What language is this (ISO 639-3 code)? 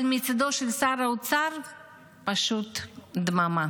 heb